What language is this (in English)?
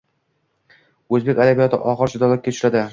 Uzbek